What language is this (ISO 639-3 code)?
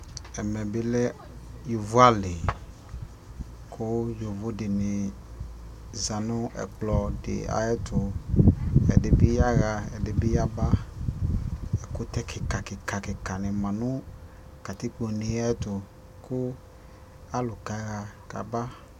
kpo